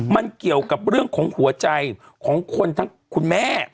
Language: Thai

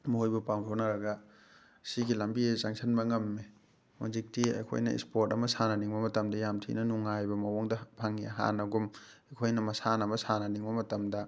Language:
Manipuri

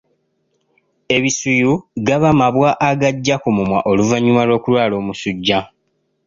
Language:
Ganda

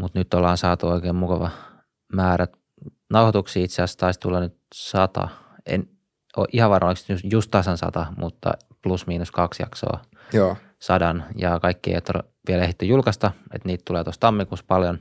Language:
Finnish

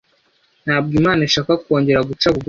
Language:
Kinyarwanda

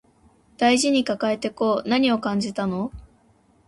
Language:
Japanese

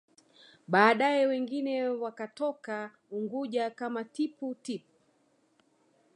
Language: Swahili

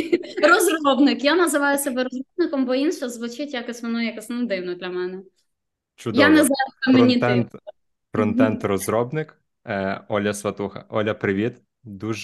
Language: Ukrainian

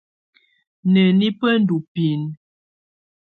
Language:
Tunen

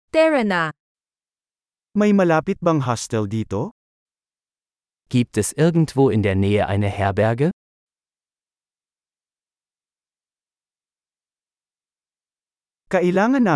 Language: Filipino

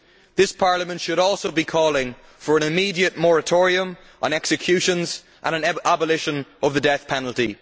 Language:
English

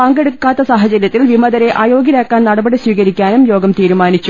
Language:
Malayalam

